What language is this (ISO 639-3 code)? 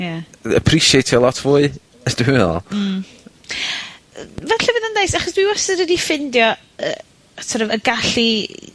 cym